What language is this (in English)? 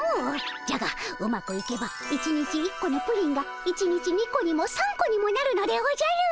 Japanese